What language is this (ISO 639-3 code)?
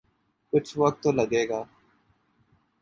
urd